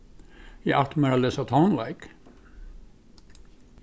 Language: Faroese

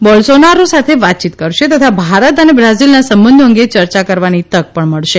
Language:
Gujarati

